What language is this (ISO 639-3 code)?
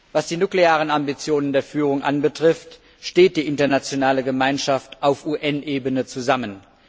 deu